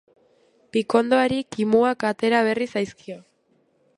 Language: Basque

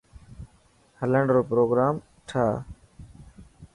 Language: Dhatki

